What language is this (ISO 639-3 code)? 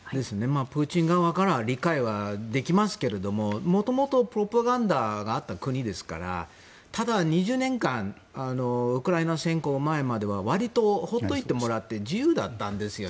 jpn